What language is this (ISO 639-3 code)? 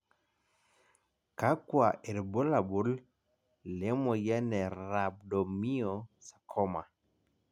mas